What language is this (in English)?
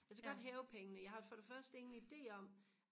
Danish